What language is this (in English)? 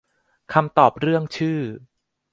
Thai